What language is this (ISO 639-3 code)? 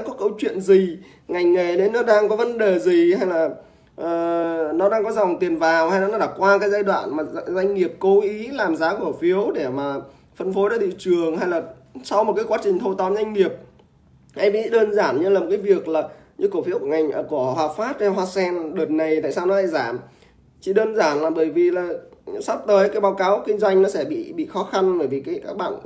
vie